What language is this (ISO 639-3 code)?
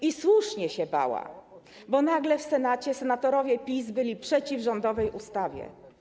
pol